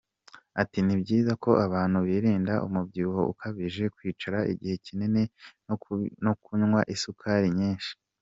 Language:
Kinyarwanda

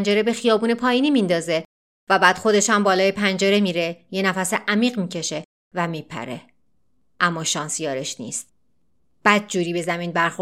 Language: Persian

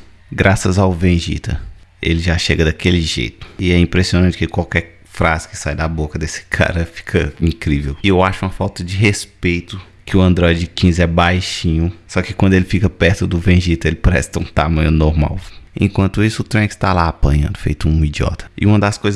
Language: Portuguese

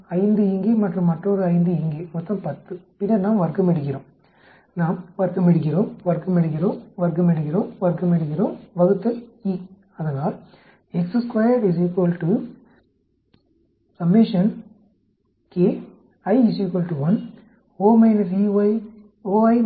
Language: Tamil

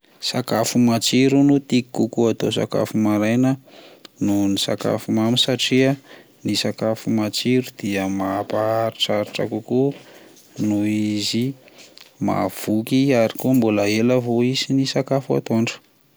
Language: Malagasy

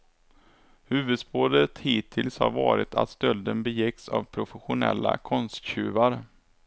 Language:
Swedish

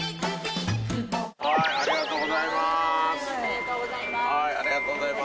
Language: Japanese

